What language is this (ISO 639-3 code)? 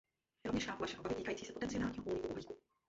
ces